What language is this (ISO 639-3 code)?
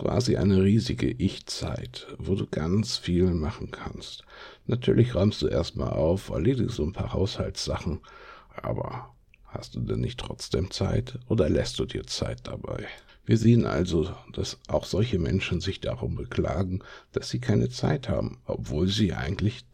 deu